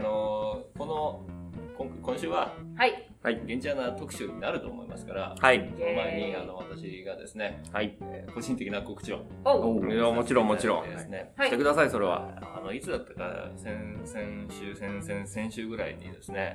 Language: Japanese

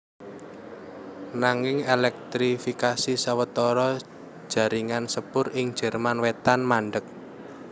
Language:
Javanese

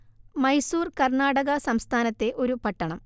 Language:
Malayalam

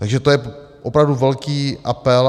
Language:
Czech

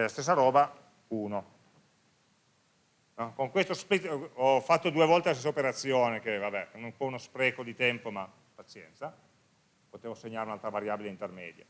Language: Italian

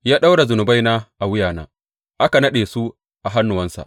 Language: Hausa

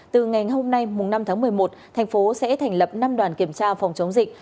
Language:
Vietnamese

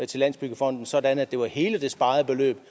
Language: Danish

